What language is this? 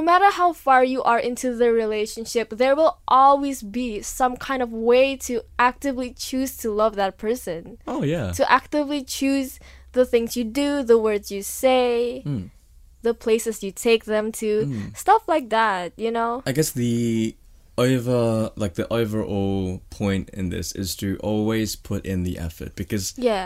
English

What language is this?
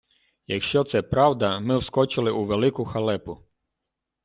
Ukrainian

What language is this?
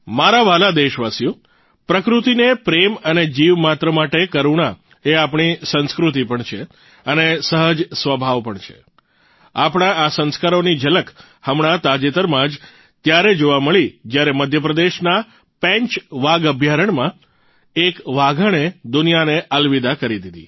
Gujarati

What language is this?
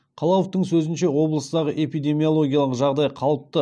Kazakh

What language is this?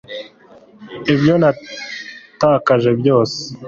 Kinyarwanda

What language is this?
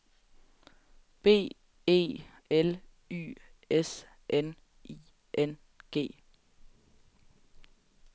Danish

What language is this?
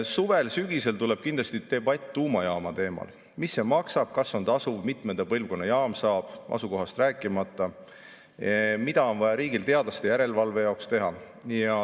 Estonian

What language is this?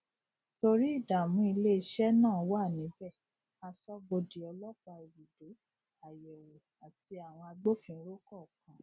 Yoruba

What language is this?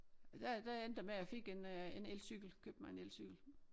Danish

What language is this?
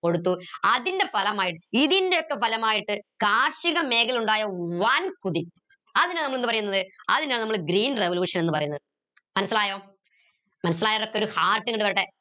Malayalam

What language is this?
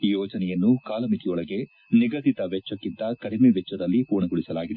Kannada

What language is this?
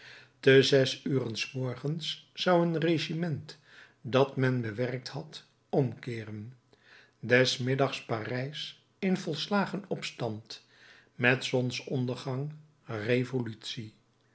Dutch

